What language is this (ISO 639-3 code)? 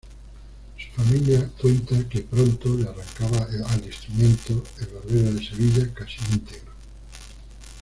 spa